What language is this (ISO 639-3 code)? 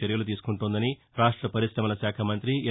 tel